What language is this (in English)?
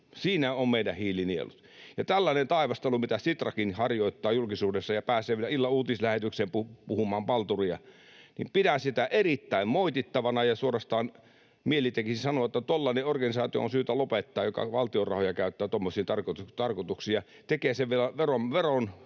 Finnish